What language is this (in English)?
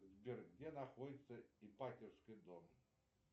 Russian